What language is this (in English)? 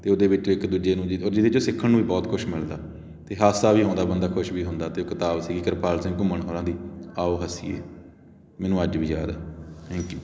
Punjabi